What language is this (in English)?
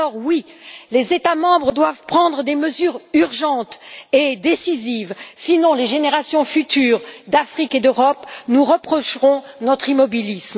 French